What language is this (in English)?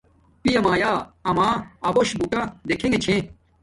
Domaaki